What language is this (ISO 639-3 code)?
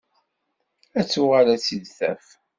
kab